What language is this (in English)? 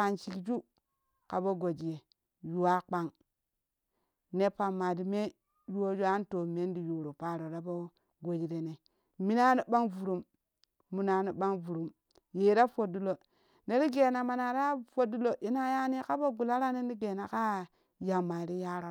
Kushi